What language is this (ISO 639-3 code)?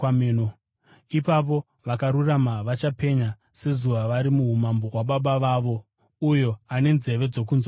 sna